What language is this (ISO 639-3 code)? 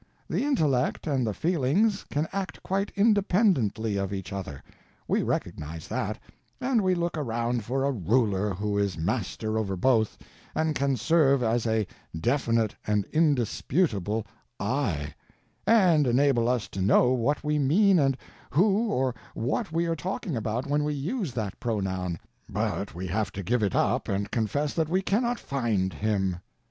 eng